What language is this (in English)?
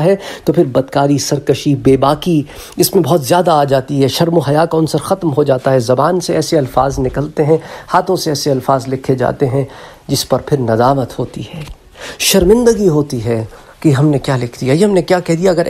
Italian